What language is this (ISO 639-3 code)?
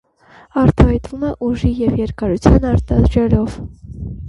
hye